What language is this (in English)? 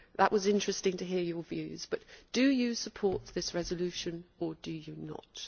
English